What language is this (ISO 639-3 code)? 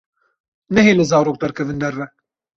kur